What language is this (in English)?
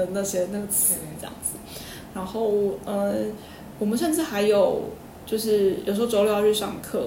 Chinese